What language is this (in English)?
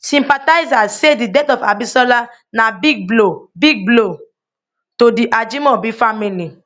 Nigerian Pidgin